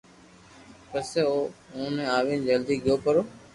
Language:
Loarki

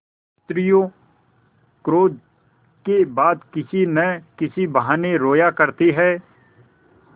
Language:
Hindi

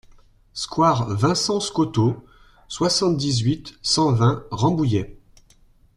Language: French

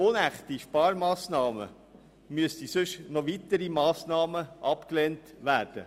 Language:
Swiss German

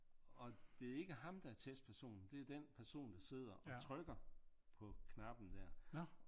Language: Danish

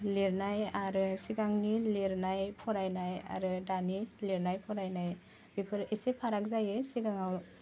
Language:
Bodo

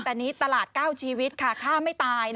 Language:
Thai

